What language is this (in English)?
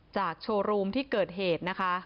Thai